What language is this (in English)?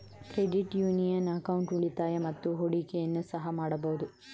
Kannada